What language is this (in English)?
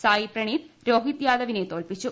Malayalam